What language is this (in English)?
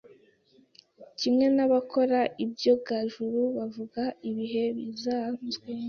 Kinyarwanda